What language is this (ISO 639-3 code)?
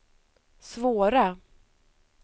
swe